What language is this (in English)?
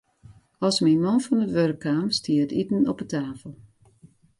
Western Frisian